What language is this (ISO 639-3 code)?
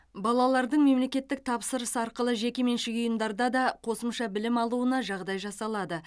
kaz